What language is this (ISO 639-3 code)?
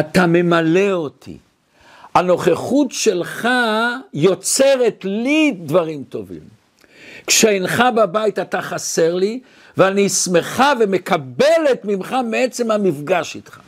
heb